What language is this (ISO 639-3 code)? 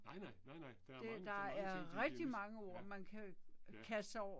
dan